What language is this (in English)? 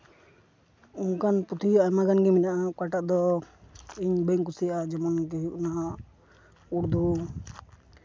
Santali